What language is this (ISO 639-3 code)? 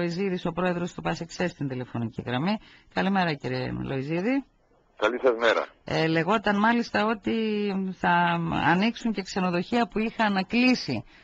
ell